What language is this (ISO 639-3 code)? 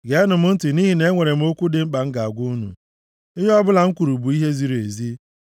ibo